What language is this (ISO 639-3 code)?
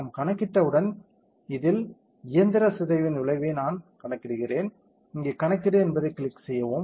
tam